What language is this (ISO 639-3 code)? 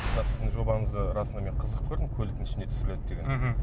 kaz